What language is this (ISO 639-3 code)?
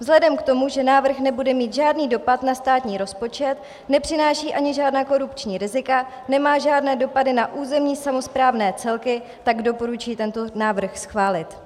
ces